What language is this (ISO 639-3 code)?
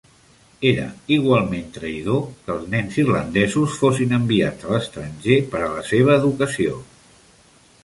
cat